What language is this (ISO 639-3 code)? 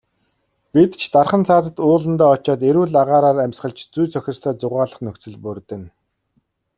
mon